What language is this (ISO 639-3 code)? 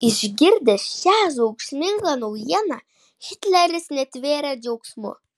lit